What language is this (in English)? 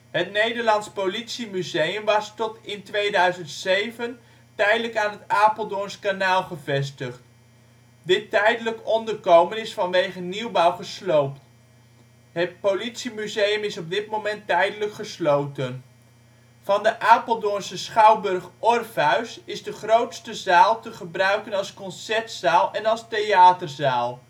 Dutch